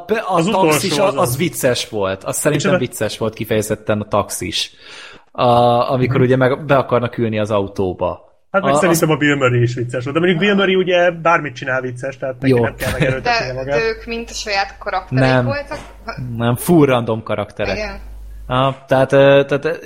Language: Hungarian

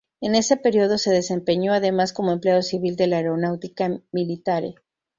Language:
Spanish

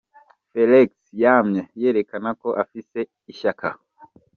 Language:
Kinyarwanda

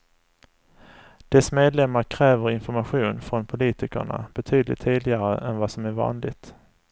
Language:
Swedish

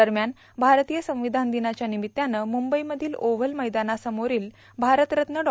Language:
Marathi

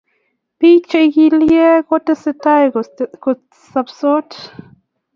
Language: Kalenjin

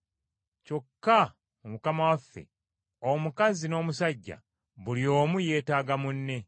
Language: Ganda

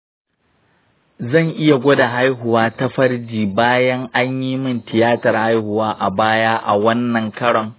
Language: Hausa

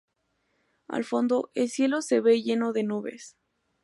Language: Spanish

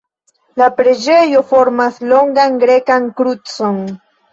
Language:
Esperanto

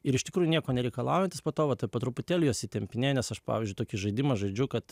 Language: Lithuanian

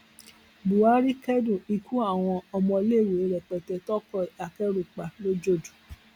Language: Yoruba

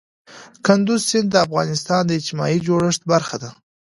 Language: Pashto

